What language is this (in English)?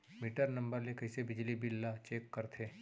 Chhattisgarhi